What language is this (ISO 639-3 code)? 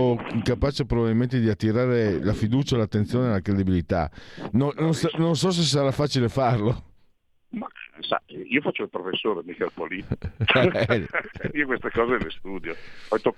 ita